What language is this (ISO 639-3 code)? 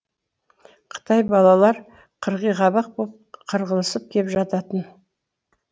kaz